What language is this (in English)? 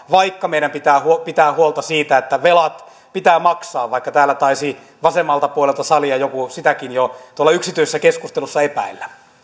Finnish